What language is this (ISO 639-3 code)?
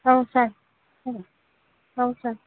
brx